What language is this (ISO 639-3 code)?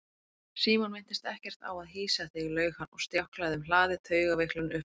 isl